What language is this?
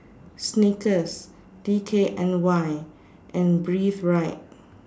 English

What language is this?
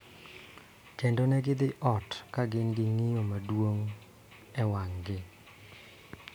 Luo (Kenya and Tanzania)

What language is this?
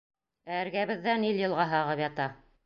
Bashkir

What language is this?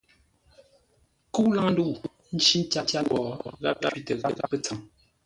Ngombale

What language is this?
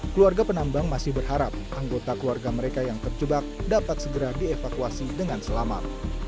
Indonesian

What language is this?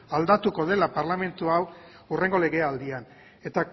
Basque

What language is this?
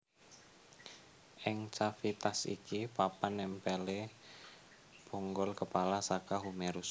Javanese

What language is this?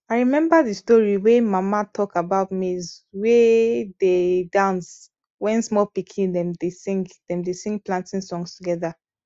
Nigerian Pidgin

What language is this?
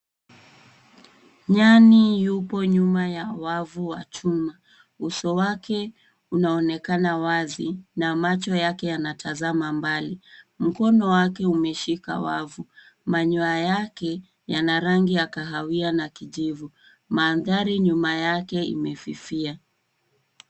Swahili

